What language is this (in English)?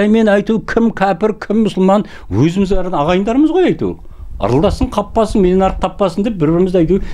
Dutch